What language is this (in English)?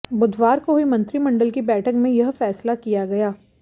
Hindi